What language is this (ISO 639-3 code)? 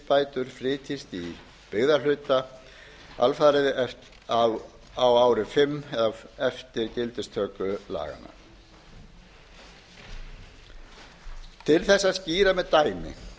isl